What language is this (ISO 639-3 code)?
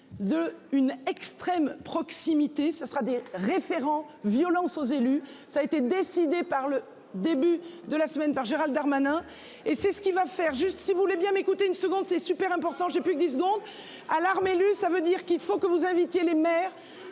fra